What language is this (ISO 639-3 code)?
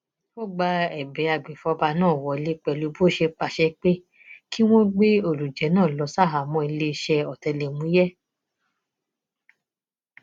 yor